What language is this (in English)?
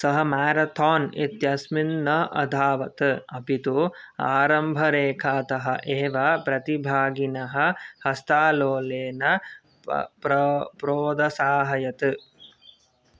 Sanskrit